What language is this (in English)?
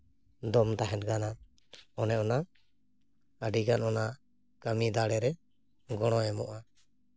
Santali